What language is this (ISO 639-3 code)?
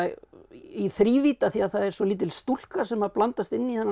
isl